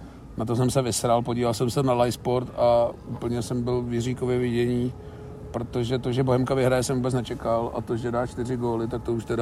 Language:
Czech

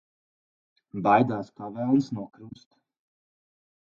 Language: Latvian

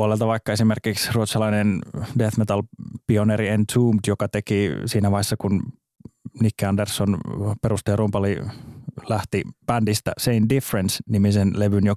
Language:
Finnish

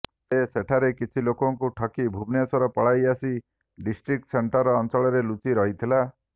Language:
Odia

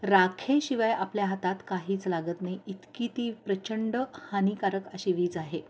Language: Marathi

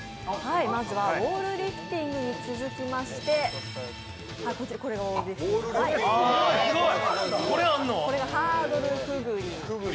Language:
Japanese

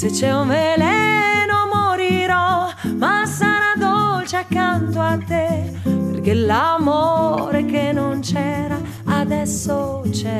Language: Italian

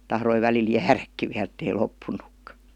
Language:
Finnish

